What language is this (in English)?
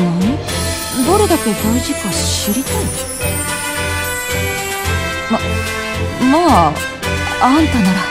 Japanese